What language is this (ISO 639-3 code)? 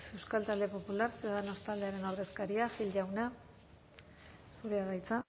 eus